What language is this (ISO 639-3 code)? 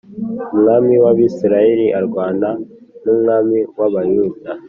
kin